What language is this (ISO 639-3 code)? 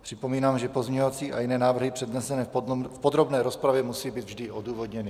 ces